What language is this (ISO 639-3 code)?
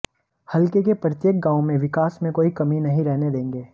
hin